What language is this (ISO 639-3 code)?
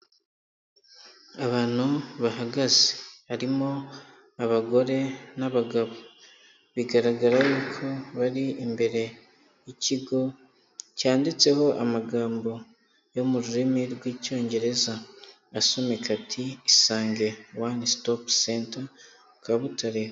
kin